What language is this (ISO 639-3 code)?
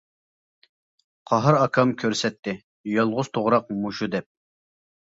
uig